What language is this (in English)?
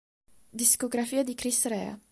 Italian